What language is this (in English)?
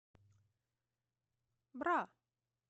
Russian